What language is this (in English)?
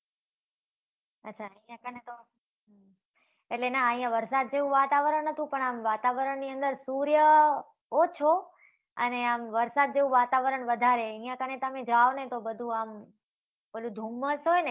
Gujarati